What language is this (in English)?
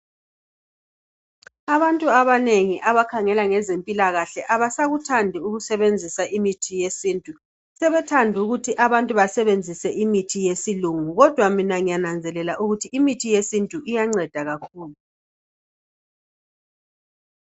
North Ndebele